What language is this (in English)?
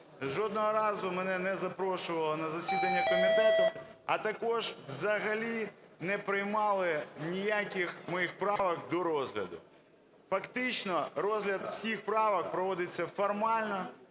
Ukrainian